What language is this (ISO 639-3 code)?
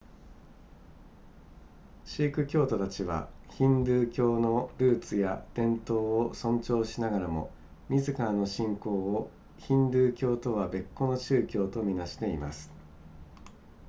jpn